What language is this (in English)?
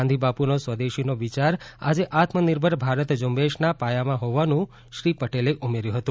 Gujarati